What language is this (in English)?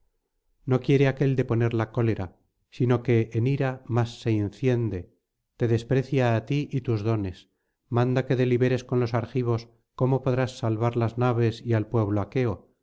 Spanish